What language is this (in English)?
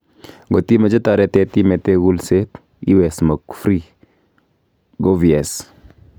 Kalenjin